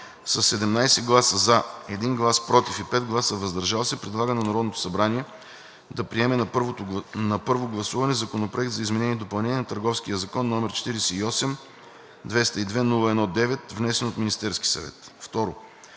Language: Bulgarian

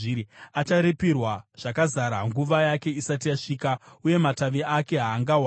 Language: Shona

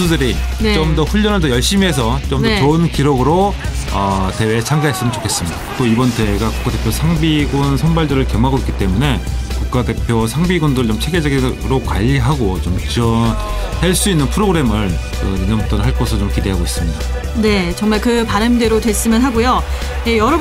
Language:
Korean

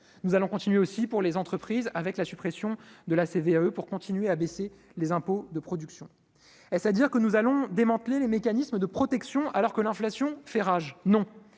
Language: French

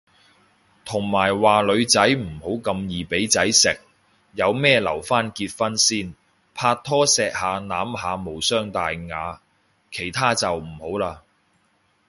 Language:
Cantonese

